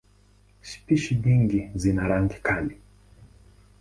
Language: Swahili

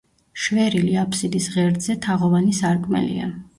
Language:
Georgian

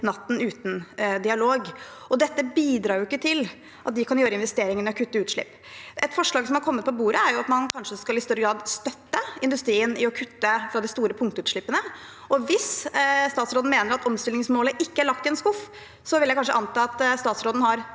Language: Norwegian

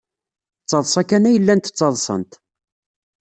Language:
Kabyle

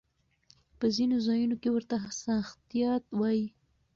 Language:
Pashto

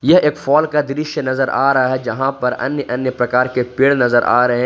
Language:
Hindi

